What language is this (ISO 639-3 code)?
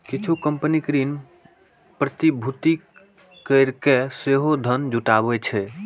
mai